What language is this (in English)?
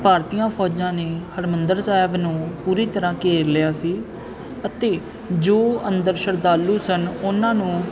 Punjabi